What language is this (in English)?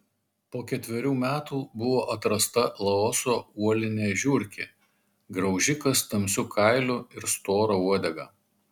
Lithuanian